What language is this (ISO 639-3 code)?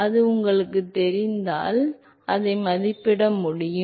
tam